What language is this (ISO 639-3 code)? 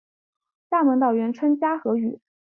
zho